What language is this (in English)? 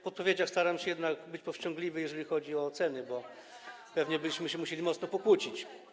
Polish